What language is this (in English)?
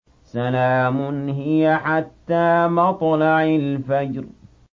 Arabic